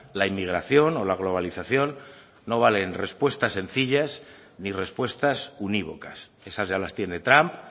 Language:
Spanish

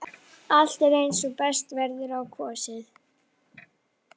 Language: Icelandic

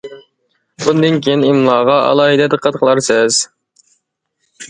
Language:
Uyghur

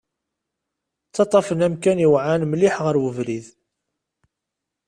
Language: Kabyle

